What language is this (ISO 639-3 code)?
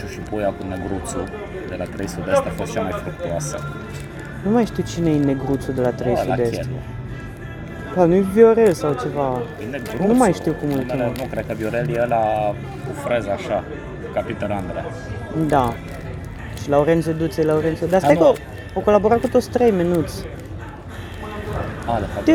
ron